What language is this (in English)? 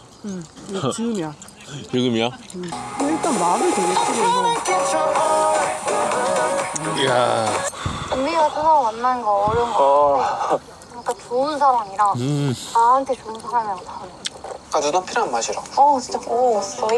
Korean